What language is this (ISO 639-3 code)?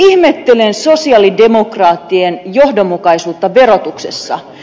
fin